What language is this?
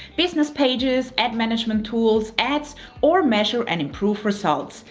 English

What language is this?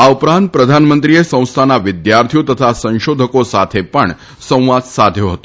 Gujarati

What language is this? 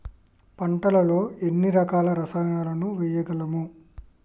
Telugu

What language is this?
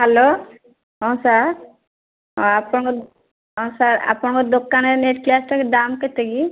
Odia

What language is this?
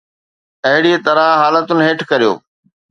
Sindhi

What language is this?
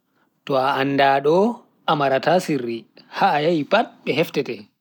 Bagirmi Fulfulde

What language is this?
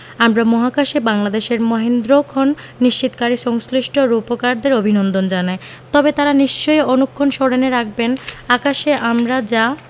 Bangla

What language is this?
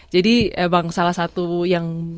Indonesian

